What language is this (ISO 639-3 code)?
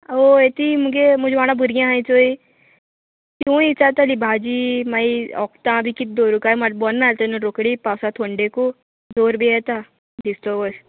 kok